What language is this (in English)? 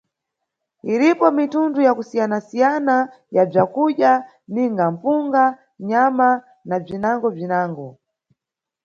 Nyungwe